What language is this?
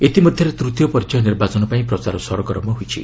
Odia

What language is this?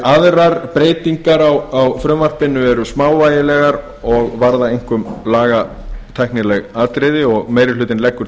Icelandic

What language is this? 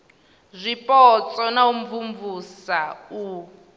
Venda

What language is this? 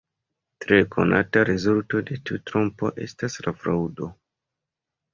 Esperanto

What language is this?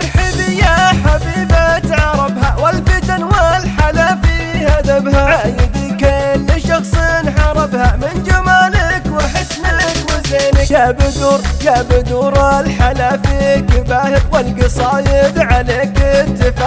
Arabic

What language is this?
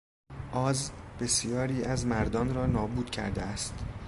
Persian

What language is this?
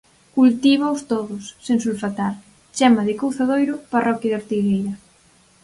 Galician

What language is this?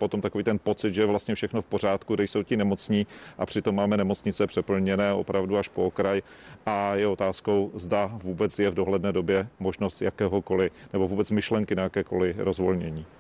Czech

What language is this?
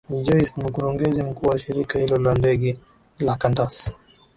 Swahili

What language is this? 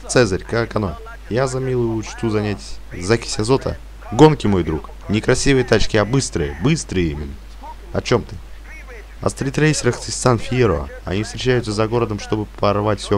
Russian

